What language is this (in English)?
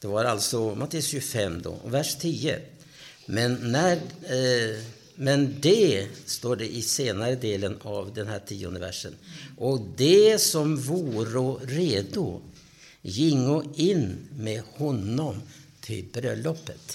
Swedish